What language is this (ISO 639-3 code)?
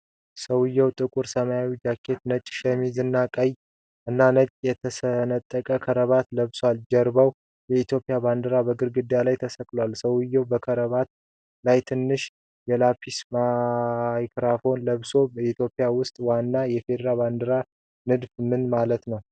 amh